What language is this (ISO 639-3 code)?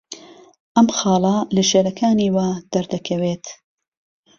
ckb